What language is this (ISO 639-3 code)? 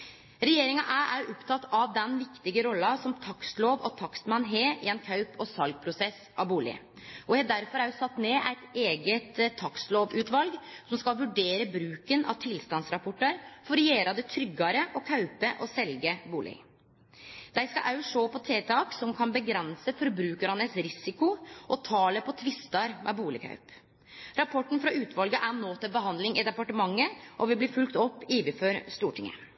nno